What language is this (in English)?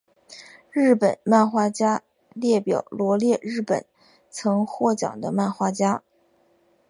Chinese